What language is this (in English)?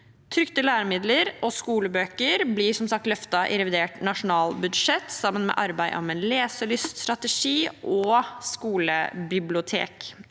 Norwegian